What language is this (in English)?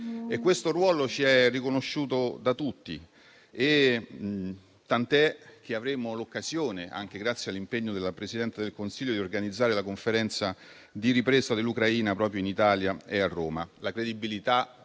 Italian